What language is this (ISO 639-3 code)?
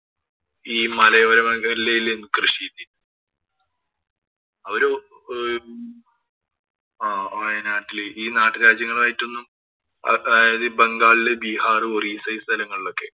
mal